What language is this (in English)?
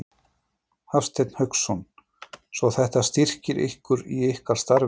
Icelandic